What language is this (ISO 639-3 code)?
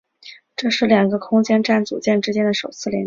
zho